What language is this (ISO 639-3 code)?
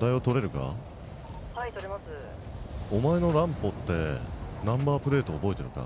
jpn